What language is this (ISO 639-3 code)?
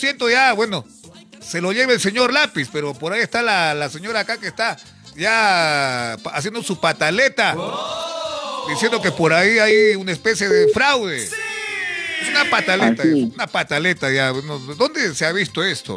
spa